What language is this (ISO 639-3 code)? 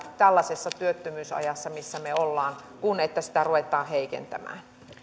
fin